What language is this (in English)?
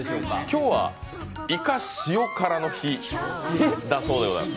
Japanese